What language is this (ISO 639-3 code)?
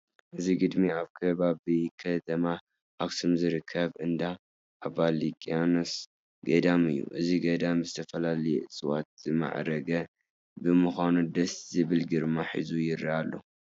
tir